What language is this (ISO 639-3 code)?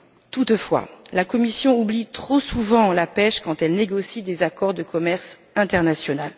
fra